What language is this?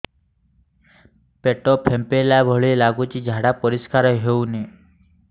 Odia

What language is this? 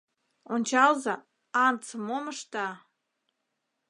Mari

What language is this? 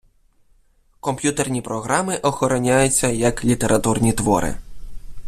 Ukrainian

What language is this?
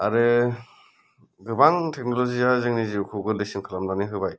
Bodo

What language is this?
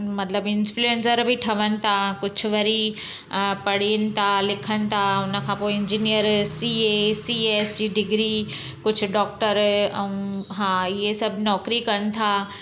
Sindhi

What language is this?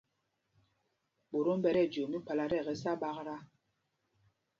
Mpumpong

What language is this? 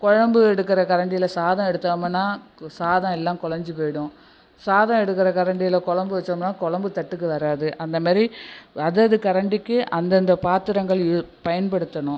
Tamil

